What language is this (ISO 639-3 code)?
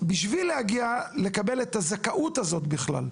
heb